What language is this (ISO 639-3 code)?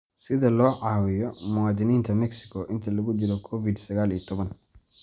som